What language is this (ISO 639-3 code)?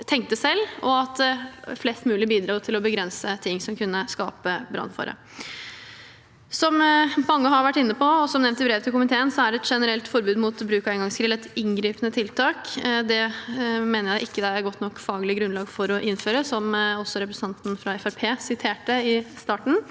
nor